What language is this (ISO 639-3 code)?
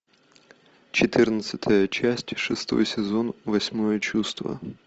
rus